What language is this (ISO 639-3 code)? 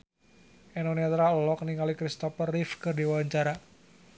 sun